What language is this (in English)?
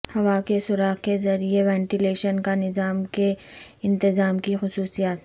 Urdu